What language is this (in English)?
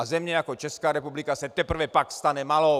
Czech